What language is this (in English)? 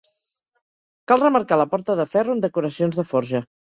Catalan